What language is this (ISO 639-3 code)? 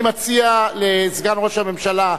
heb